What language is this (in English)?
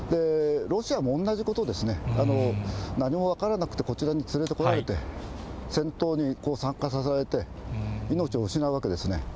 Japanese